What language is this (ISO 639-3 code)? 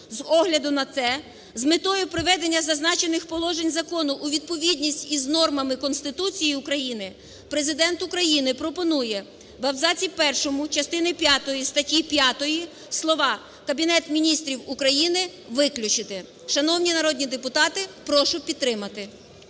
ukr